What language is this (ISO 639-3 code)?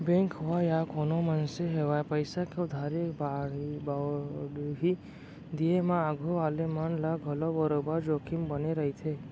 hne